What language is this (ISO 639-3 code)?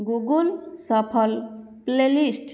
ori